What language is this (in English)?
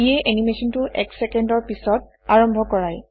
Assamese